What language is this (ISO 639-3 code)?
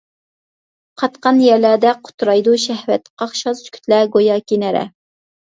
uig